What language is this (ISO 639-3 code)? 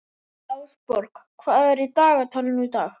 isl